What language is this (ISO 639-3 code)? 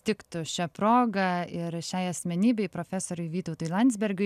lit